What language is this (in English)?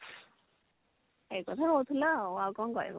Odia